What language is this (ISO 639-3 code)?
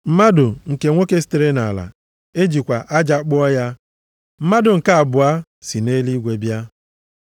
ibo